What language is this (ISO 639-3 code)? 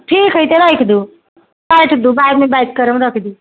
mai